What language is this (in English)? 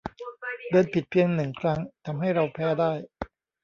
Thai